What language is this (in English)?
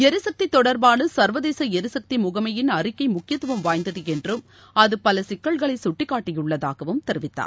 Tamil